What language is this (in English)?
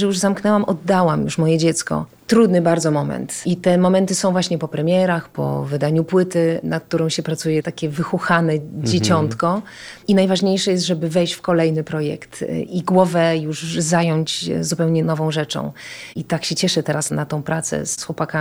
Polish